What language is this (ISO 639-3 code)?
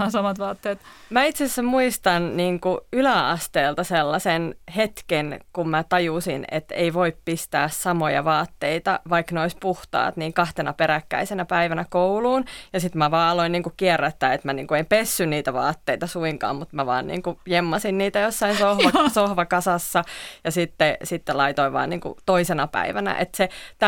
fin